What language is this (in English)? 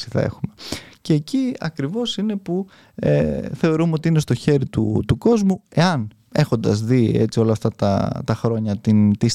Greek